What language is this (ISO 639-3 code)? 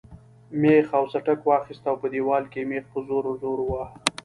pus